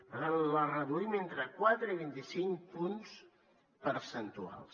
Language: Catalan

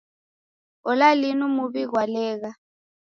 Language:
Taita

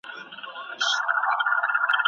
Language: Pashto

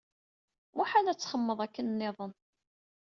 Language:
Kabyle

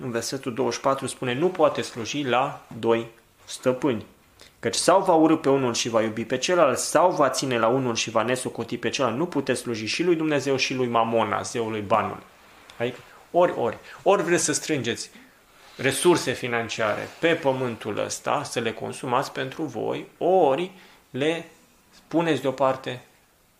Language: Romanian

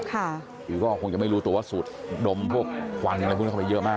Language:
Thai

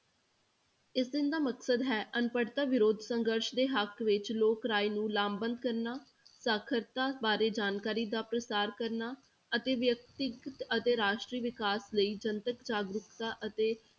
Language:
Punjabi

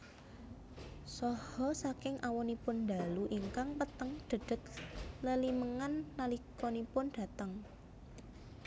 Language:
Javanese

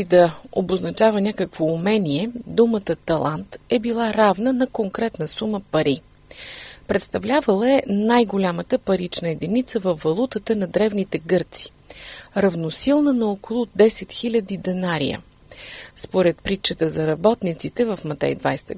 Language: Bulgarian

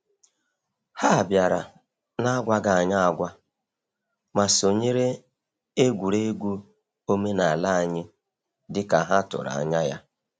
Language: Igbo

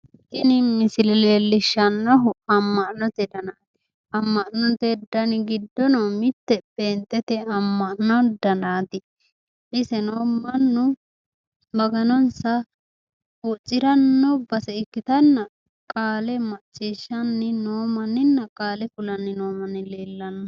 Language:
Sidamo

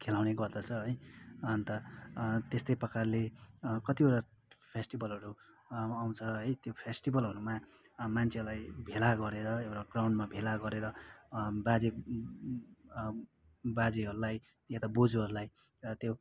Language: Nepali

